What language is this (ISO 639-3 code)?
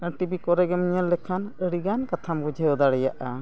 sat